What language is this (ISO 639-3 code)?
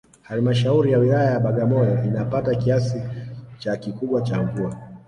swa